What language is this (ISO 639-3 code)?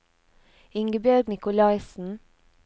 nor